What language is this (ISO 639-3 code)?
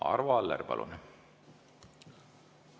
est